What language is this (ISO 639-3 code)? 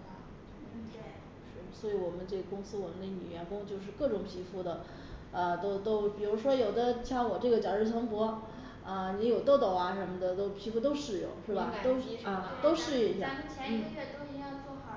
zho